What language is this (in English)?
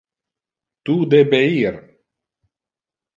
Interlingua